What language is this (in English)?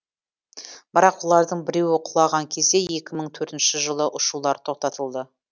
Kazakh